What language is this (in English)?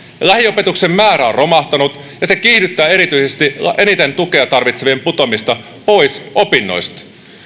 Finnish